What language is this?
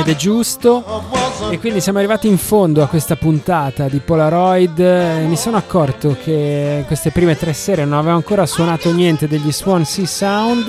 Italian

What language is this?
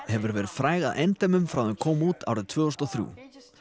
Icelandic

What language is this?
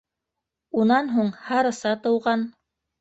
Bashkir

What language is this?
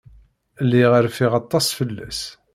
Kabyle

